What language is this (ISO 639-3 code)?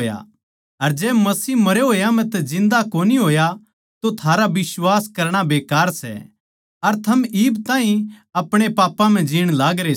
bgc